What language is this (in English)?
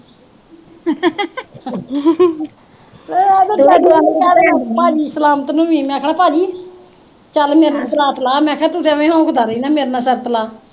Punjabi